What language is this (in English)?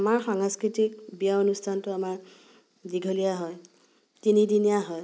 Assamese